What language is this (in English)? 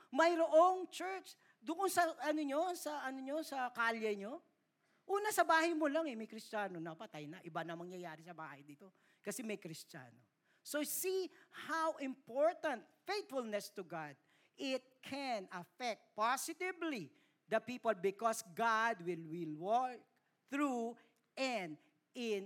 Filipino